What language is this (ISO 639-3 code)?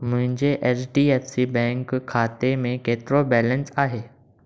snd